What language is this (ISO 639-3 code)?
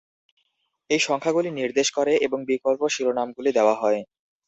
ben